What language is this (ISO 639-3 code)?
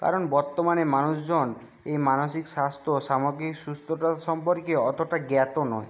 ben